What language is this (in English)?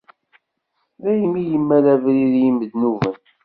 Kabyle